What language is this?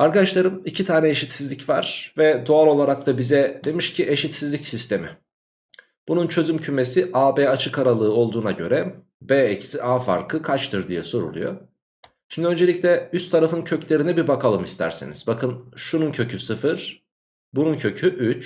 Turkish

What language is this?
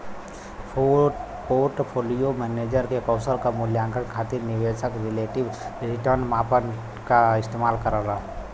Bhojpuri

